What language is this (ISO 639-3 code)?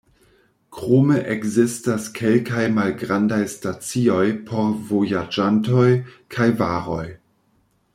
epo